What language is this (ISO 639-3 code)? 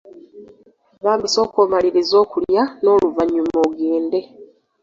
lug